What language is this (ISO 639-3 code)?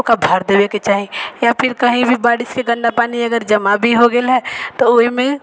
mai